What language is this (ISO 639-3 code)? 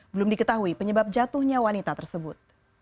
ind